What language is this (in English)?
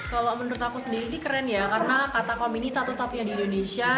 Indonesian